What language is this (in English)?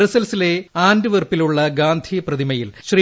Malayalam